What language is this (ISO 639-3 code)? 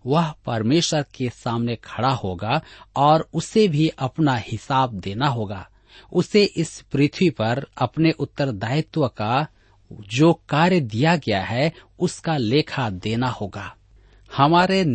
hin